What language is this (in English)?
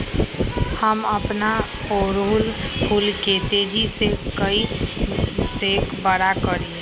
Magahi